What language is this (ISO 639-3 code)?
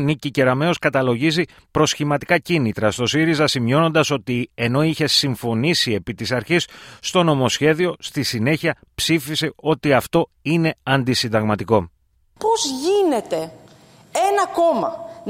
ell